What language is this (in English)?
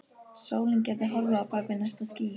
Icelandic